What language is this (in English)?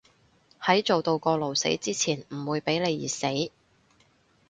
Cantonese